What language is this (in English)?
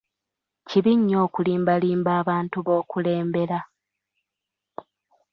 Ganda